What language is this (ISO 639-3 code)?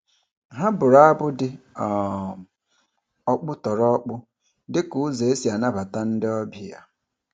ibo